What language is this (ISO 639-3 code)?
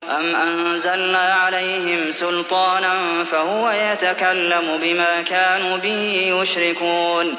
ara